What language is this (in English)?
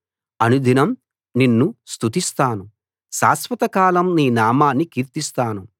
Telugu